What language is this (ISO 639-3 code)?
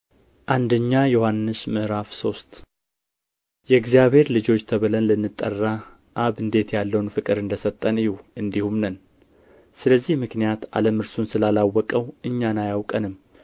amh